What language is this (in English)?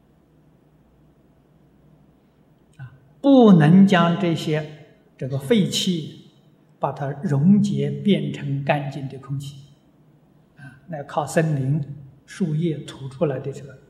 Chinese